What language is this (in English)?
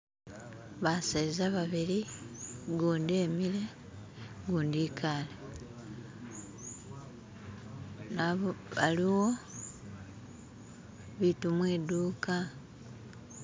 Masaaba